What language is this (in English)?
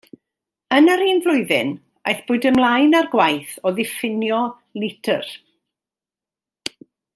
Welsh